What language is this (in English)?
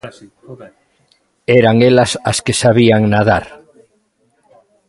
Galician